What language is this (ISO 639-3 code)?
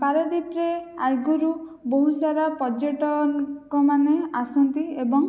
ori